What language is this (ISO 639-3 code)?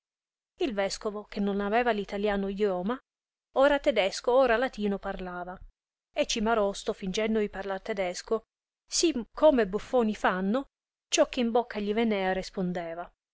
ita